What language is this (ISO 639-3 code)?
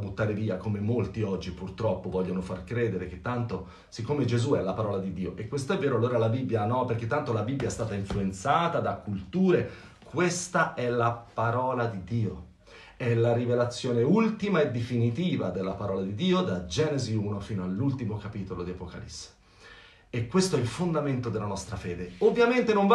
ita